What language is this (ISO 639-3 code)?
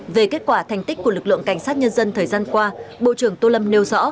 vie